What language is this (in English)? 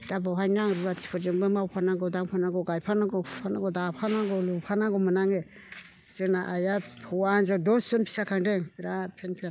Bodo